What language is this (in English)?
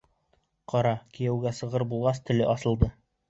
Bashkir